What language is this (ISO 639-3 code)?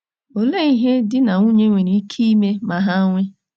ibo